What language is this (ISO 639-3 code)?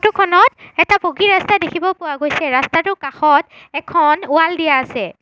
asm